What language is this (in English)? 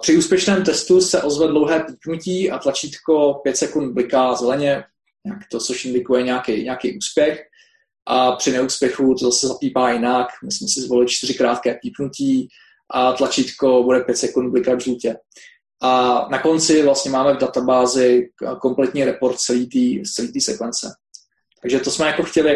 Czech